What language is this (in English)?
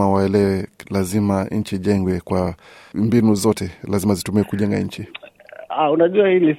Swahili